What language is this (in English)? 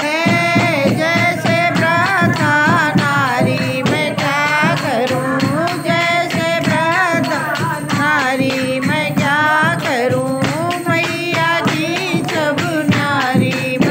Thai